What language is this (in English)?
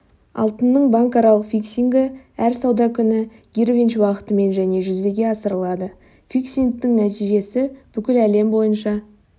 Kazakh